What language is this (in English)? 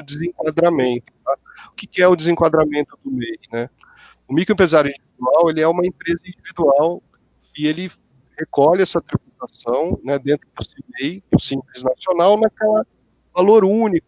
Portuguese